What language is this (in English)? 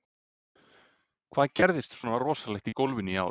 Icelandic